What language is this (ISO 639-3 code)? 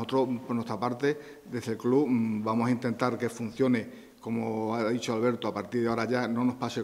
spa